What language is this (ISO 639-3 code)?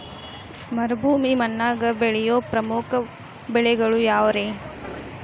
kan